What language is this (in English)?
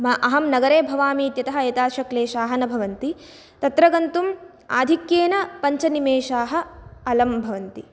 Sanskrit